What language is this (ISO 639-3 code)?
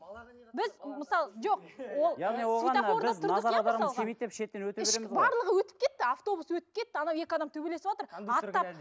kaz